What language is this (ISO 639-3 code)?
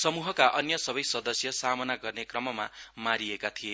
nep